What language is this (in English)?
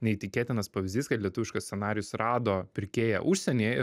Lithuanian